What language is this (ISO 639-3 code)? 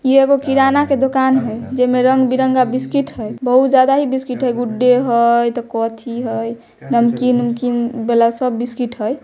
mag